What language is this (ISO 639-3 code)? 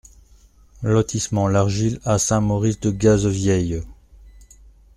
fra